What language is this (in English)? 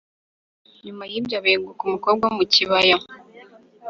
Kinyarwanda